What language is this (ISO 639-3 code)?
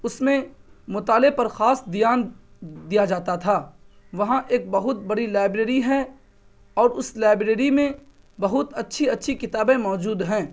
urd